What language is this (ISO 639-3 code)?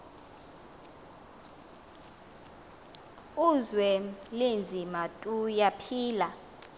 xho